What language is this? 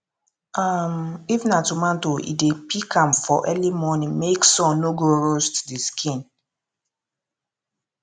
Nigerian Pidgin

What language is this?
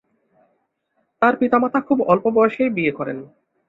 Bangla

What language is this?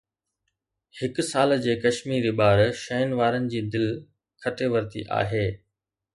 Sindhi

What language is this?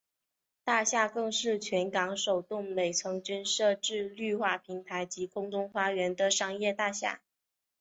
Chinese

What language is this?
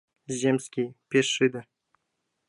Mari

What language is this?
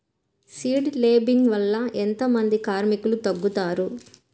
Telugu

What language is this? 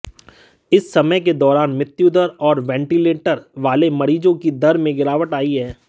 Hindi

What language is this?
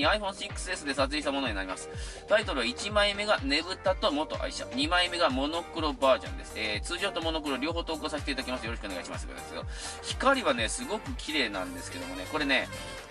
Japanese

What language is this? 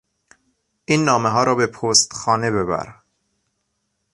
Persian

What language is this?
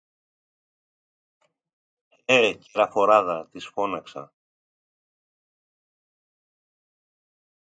Greek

